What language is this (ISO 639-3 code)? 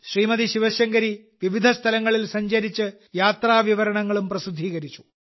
mal